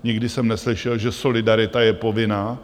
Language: Czech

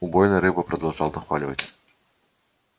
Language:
Russian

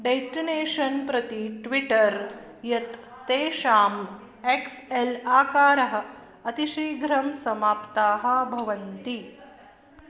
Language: Sanskrit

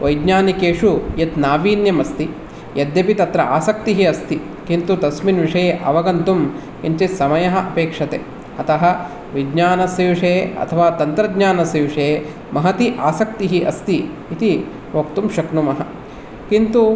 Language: Sanskrit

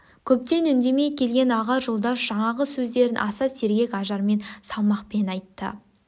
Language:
Kazakh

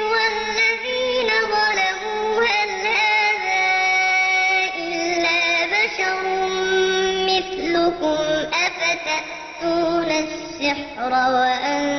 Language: Arabic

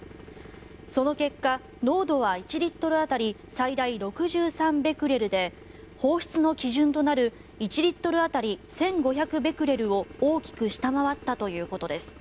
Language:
Japanese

